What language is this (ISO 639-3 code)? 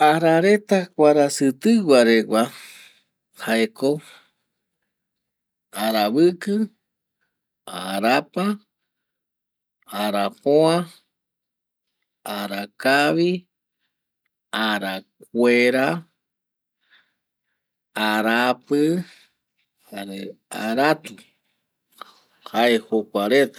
gui